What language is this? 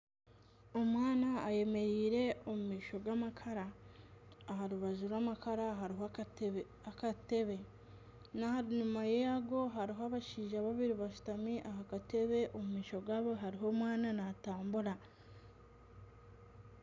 Nyankole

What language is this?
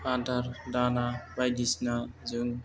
Bodo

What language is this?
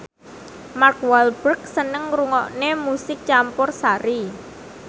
Javanese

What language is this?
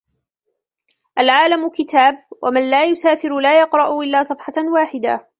Arabic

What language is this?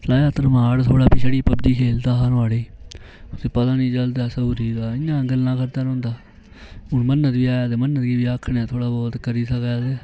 Dogri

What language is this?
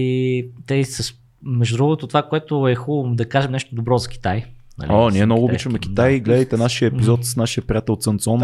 Bulgarian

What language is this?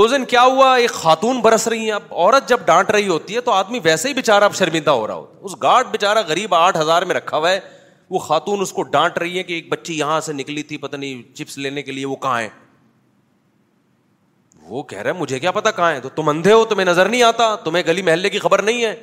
Urdu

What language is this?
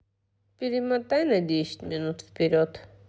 Russian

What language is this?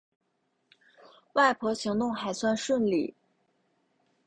Chinese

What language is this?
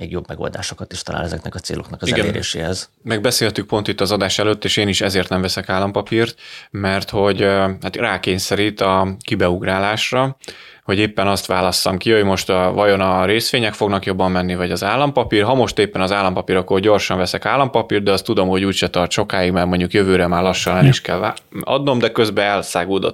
Hungarian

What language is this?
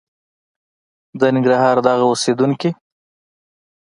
Pashto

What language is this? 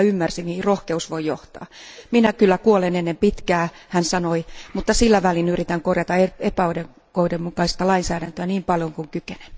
Finnish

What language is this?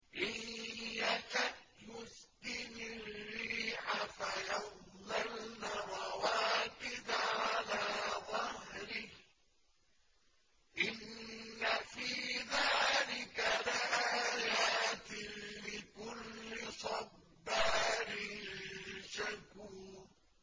Arabic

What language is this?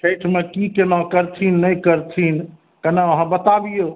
Maithili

